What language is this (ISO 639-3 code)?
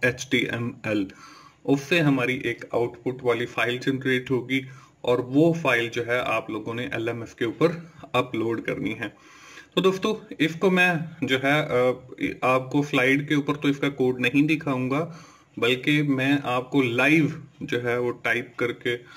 hin